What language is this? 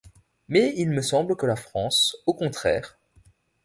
French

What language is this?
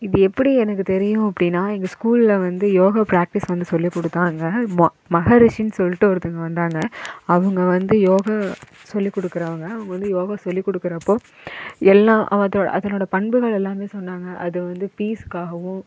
Tamil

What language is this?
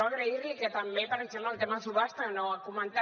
Catalan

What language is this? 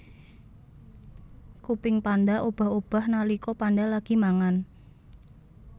Javanese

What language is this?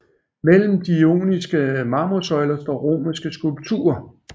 Danish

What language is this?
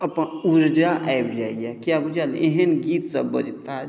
Maithili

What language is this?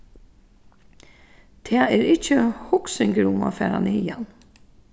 Faroese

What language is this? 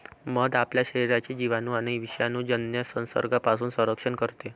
Marathi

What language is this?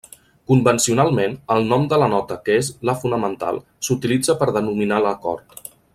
Catalan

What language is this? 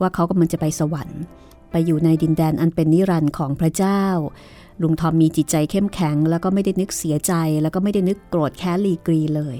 Thai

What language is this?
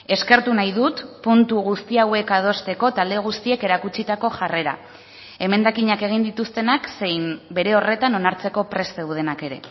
Basque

